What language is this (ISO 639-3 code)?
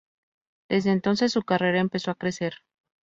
spa